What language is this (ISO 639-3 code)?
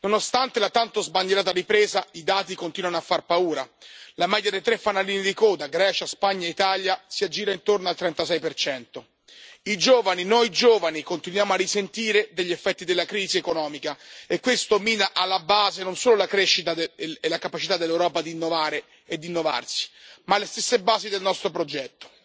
ita